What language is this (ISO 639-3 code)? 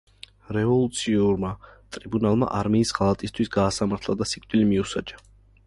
kat